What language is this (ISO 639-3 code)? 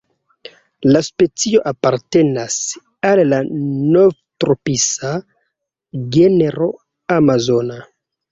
epo